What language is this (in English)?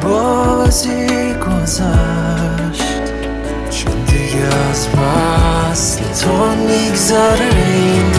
Persian